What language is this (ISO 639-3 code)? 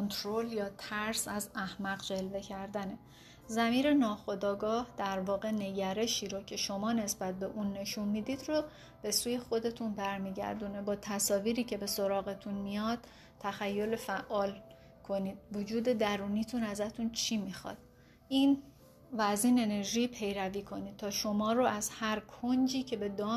fas